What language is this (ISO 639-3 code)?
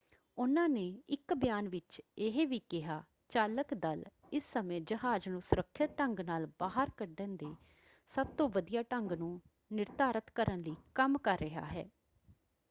pan